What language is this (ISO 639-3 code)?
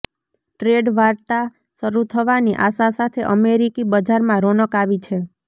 guj